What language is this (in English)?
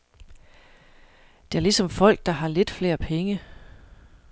Danish